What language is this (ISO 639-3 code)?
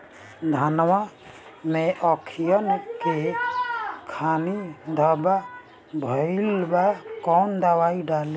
bho